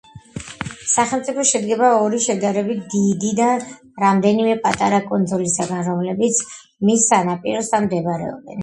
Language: Georgian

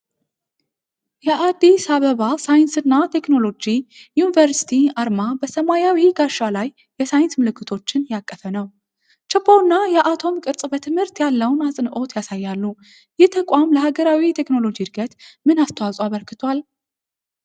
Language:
Amharic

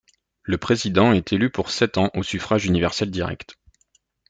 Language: French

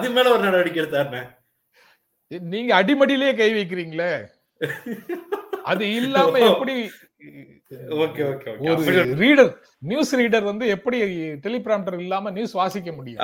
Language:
Tamil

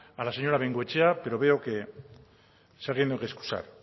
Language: Spanish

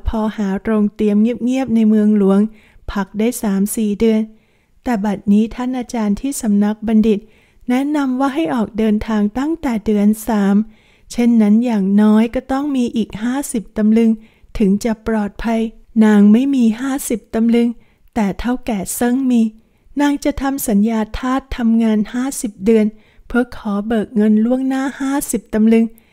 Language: Thai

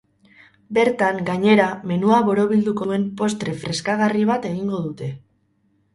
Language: Basque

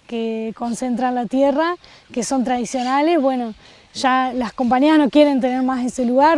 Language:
Spanish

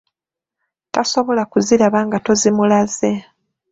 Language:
Ganda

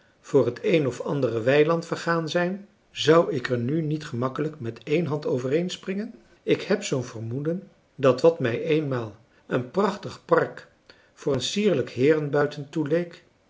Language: Dutch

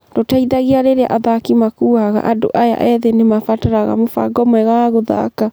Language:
Kikuyu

